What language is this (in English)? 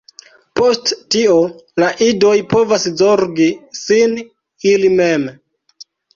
Esperanto